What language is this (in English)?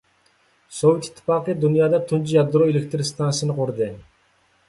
Uyghur